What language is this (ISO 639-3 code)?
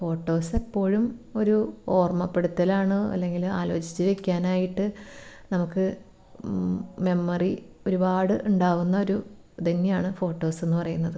mal